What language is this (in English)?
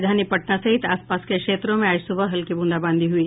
Hindi